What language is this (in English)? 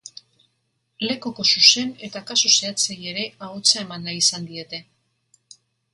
Basque